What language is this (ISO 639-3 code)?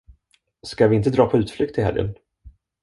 swe